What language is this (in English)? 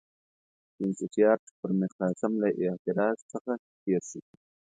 Pashto